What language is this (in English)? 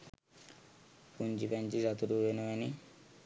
Sinhala